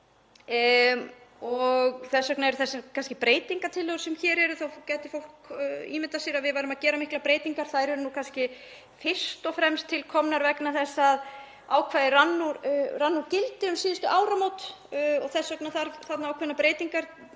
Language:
Icelandic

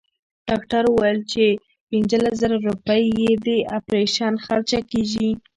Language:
Pashto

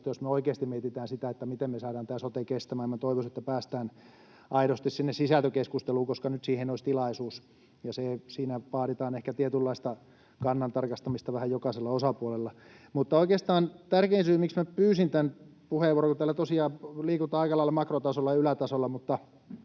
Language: Finnish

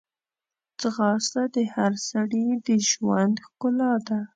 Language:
Pashto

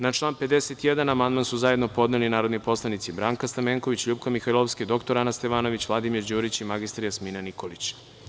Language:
Serbian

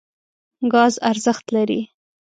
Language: Pashto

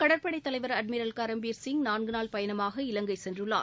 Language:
Tamil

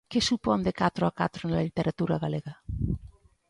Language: Galician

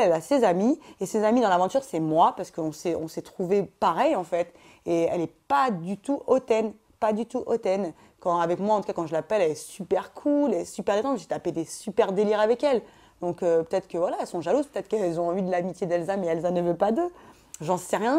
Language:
French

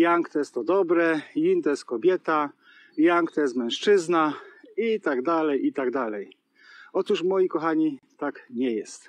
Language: Polish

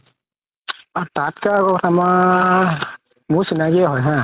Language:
Assamese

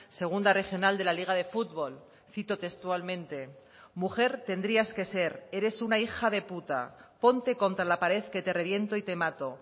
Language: Spanish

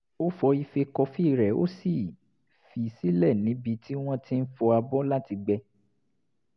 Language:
Yoruba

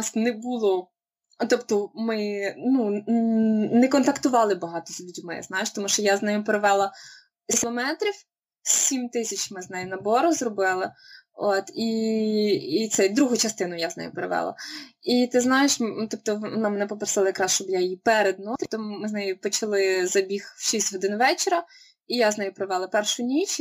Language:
Ukrainian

